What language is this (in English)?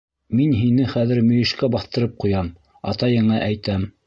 Bashkir